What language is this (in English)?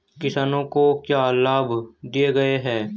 Hindi